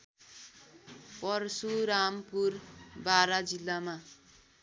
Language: Nepali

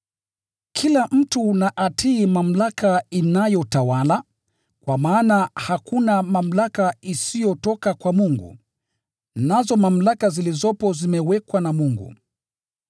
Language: Swahili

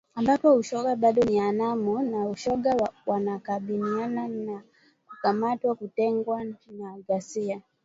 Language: Swahili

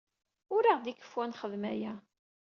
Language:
Kabyle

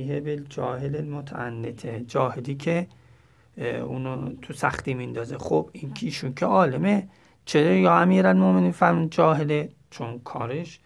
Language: Persian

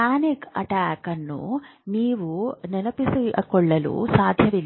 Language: Kannada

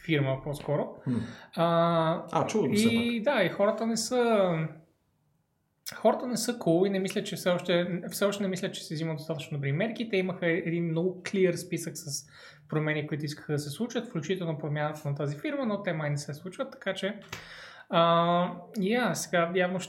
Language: Bulgarian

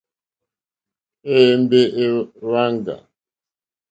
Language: Mokpwe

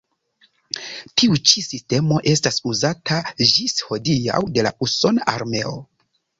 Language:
Esperanto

